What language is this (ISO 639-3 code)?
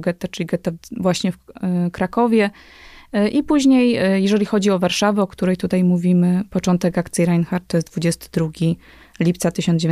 pol